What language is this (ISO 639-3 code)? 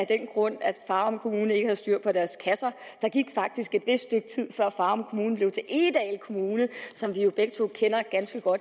dan